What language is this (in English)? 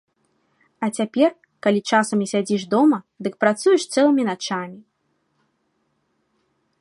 Belarusian